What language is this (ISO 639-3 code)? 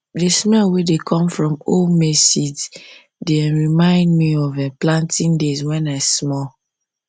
pcm